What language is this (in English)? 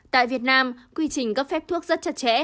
Vietnamese